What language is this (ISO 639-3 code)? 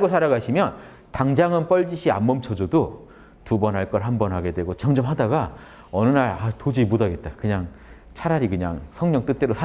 kor